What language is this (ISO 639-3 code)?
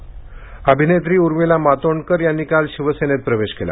mar